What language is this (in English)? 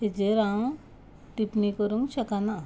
Konkani